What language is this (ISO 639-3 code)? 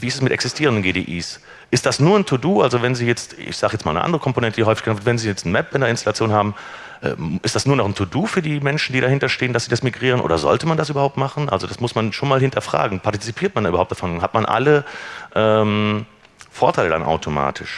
deu